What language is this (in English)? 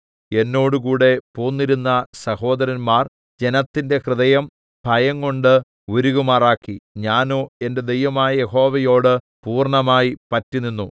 Malayalam